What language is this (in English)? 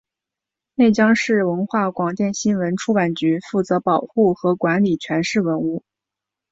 Chinese